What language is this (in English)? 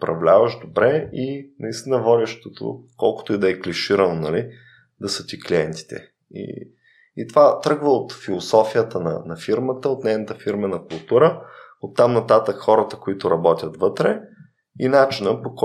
Bulgarian